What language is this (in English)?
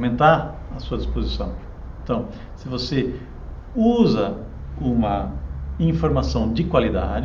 Portuguese